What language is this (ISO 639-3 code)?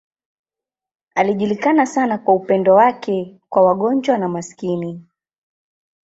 swa